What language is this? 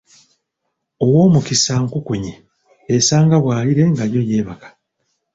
Ganda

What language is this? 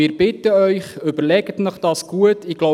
Swiss German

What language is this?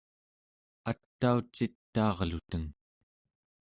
Central Yupik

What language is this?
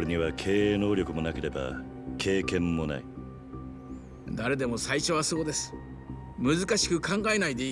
Japanese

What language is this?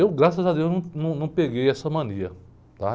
Portuguese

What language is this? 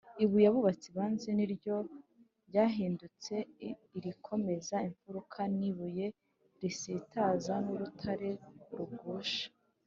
Kinyarwanda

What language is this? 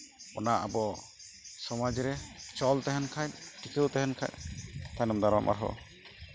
Santali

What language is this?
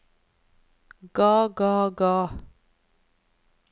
Norwegian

